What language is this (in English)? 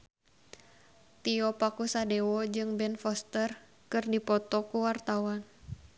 Sundanese